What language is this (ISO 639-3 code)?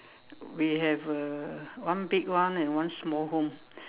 eng